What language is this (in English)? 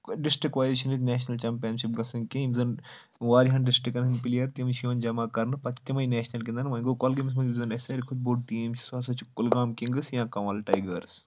Kashmiri